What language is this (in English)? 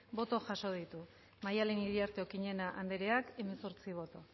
Basque